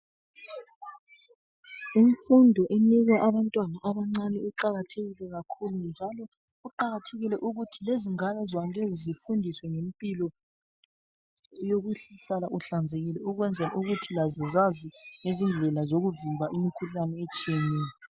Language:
North Ndebele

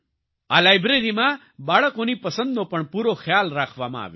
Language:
Gujarati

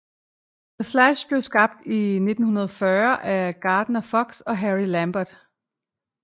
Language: Danish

